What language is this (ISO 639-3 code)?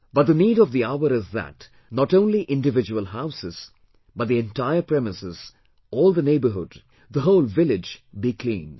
eng